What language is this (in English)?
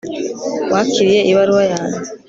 Kinyarwanda